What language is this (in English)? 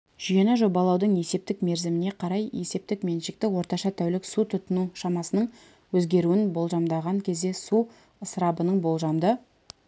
Kazakh